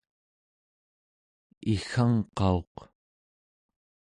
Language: Central Yupik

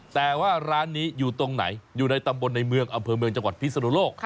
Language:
Thai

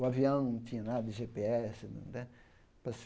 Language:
Portuguese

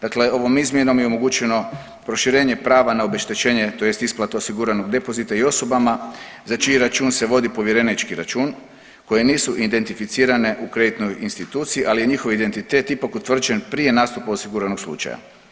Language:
Croatian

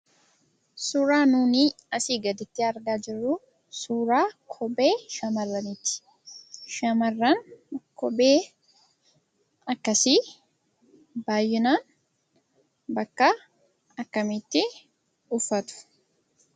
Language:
Oromo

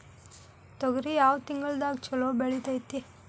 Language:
Kannada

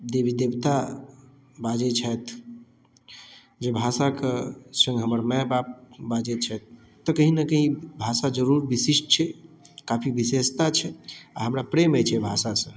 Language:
Maithili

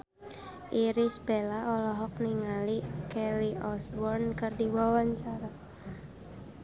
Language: Sundanese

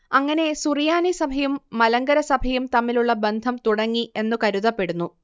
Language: Malayalam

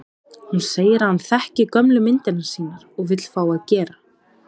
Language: Icelandic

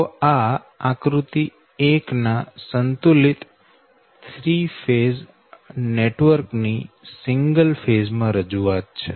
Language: Gujarati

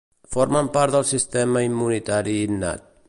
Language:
Catalan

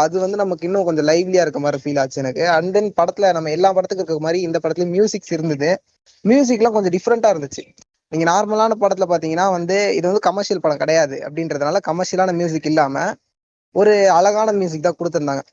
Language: Tamil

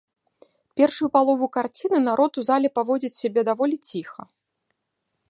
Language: Belarusian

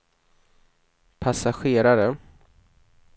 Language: Swedish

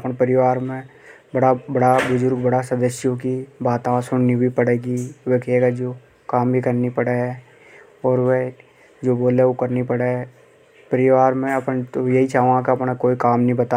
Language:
Hadothi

